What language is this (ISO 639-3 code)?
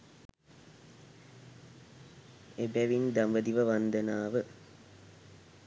sin